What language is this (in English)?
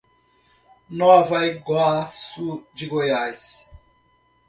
Portuguese